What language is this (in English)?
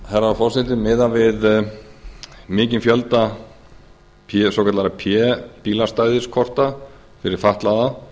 Icelandic